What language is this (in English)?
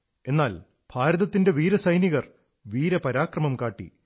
Malayalam